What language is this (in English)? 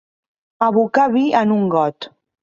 Catalan